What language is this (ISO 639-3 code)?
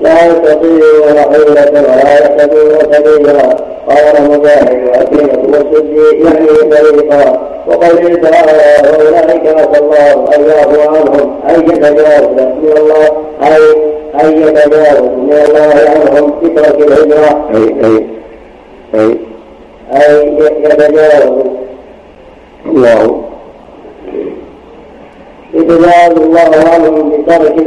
ara